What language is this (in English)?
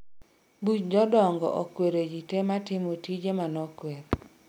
Luo (Kenya and Tanzania)